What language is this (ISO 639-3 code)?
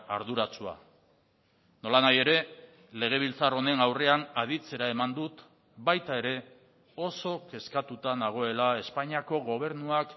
eus